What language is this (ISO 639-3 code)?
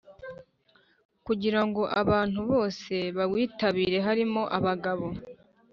kin